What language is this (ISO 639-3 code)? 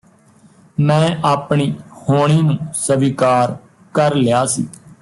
pan